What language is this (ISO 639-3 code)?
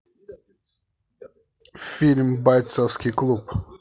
rus